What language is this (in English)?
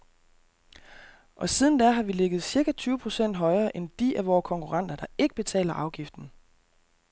Danish